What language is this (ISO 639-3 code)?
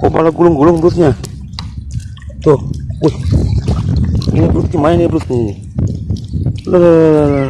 ind